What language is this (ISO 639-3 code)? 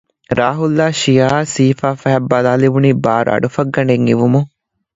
div